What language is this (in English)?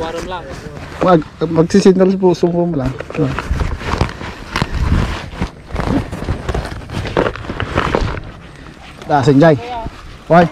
Filipino